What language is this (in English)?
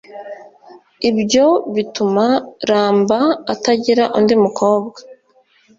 Kinyarwanda